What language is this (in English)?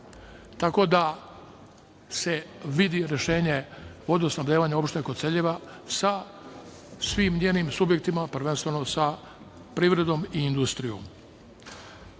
Serbian